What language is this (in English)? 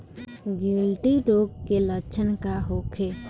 Bhojpuri